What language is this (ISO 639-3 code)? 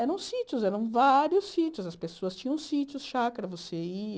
por